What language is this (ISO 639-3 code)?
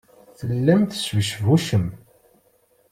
kab